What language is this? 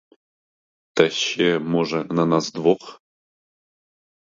Ukrainian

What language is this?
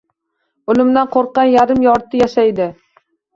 Uzbek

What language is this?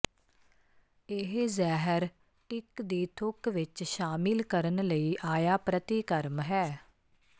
Punjabi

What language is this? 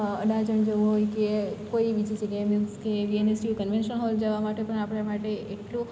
Gujarati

